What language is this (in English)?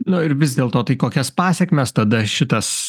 Lithuanian